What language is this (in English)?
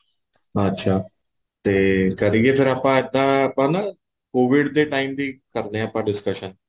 Punjabi